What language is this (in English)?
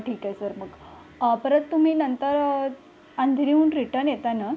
Marathi